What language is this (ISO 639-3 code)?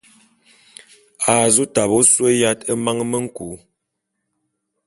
bum